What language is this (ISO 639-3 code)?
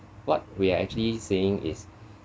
eng